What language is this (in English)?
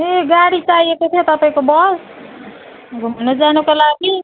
Nepali